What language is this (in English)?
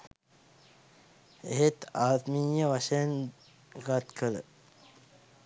Sinhala